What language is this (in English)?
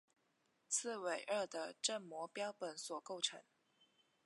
Chinese